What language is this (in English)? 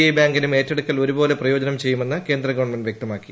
Malayalam